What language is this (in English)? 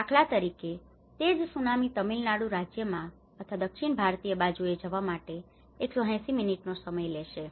Gujarati